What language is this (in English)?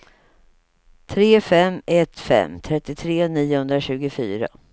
Swedish